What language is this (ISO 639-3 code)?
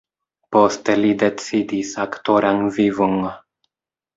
epo